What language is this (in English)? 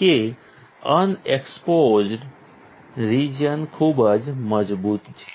Gujarati